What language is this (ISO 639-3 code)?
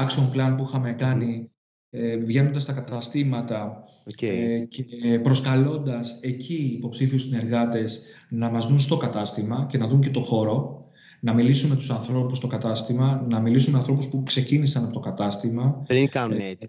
ell